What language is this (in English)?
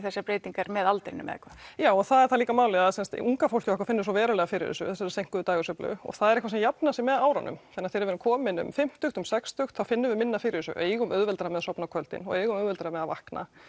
Icelandic